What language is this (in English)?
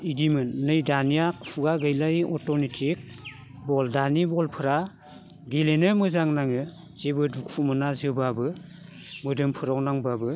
Bodo